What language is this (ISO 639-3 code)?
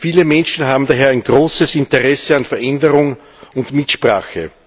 deu